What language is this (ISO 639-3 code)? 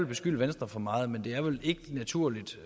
dan